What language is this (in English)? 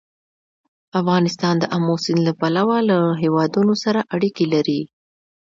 Pashto